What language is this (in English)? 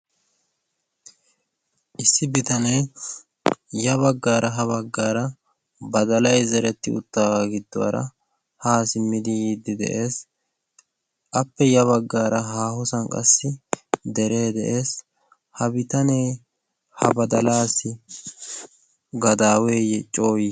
Wolaytta